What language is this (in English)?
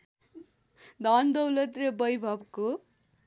Nepali